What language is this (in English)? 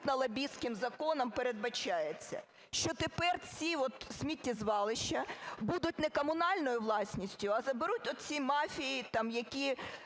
Ukrainian